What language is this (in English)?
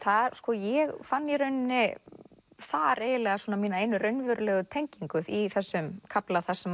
Icelandic